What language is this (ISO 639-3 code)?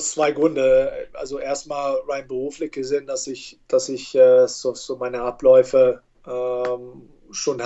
deu